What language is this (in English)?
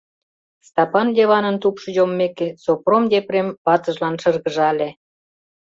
Mari